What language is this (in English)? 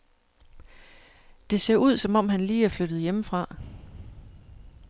Danish